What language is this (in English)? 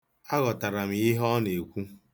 Igbo